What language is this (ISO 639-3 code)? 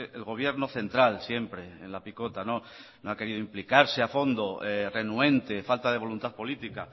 spa